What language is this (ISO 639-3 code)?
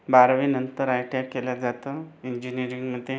mar